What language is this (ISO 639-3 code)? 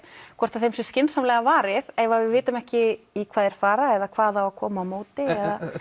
isl